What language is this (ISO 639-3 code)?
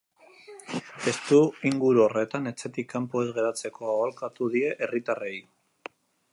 eus